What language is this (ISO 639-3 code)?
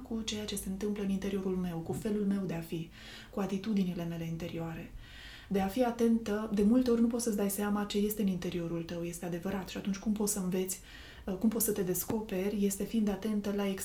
ron